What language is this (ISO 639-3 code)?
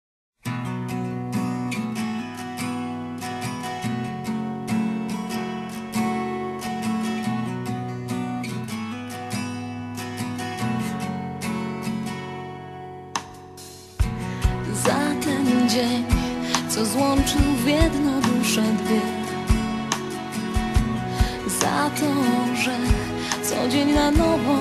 pol